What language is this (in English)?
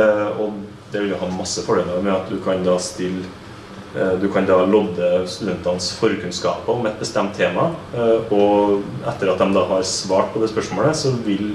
Norwegian